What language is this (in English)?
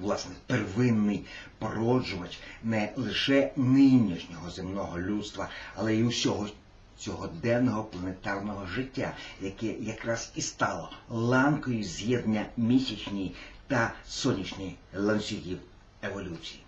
Russian